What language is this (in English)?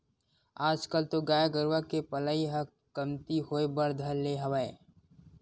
Chhattisgarhi